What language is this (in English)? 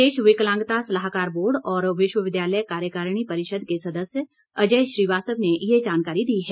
Hindi